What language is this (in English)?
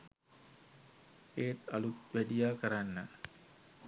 Sinhala